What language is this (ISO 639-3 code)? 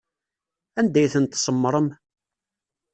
kab